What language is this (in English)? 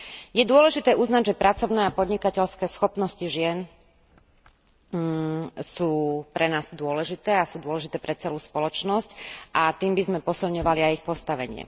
Slovak